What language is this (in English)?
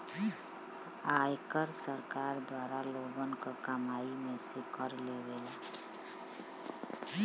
Bhojpuri